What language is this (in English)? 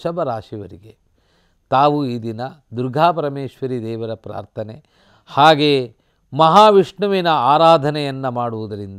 Kannada